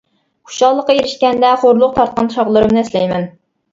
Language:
Uyghur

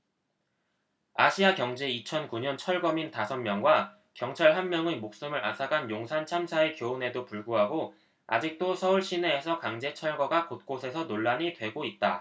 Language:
Korean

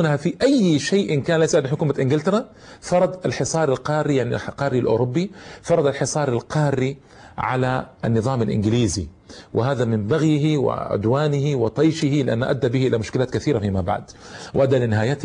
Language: Arabic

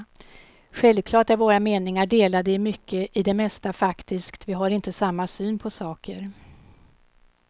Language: Swedish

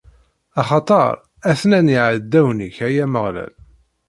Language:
Kabyle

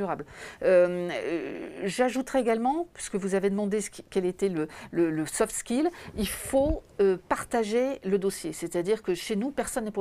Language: French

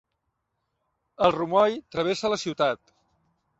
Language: Catalan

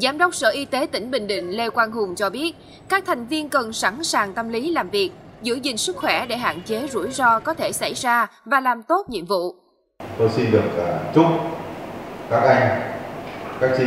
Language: Vietnamese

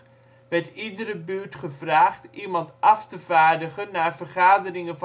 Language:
Dutch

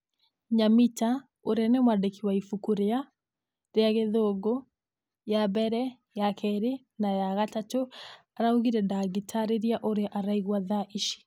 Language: Kikuyu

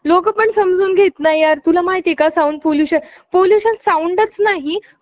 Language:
Marathi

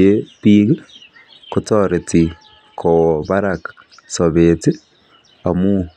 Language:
Kalenjin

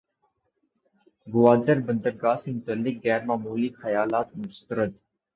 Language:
Urdu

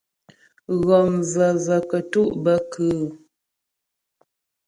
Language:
Ghomala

